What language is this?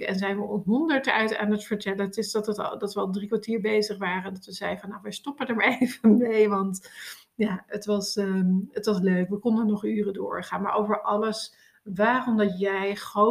Dutch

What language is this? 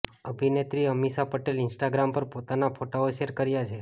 Gujarati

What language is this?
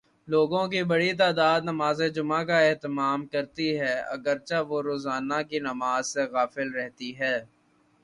Urdu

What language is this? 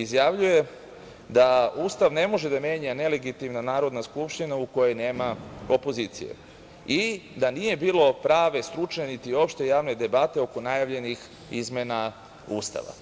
Serbian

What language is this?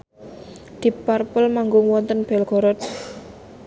Javanese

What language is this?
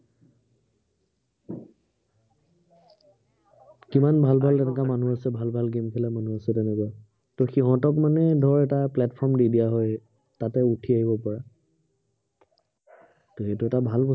Assamese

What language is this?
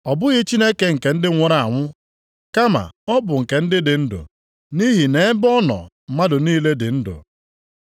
Igbo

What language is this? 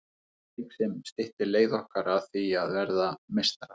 Icelandic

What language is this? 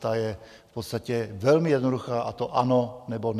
Czech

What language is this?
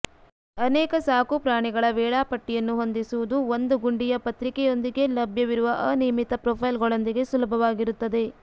Kannada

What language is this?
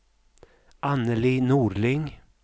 Swedish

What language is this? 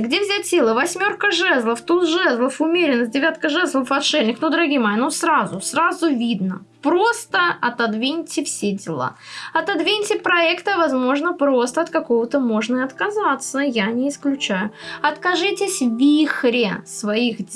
Russian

